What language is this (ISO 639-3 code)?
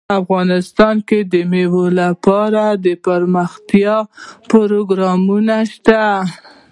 pus